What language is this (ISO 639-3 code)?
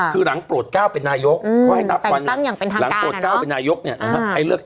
tha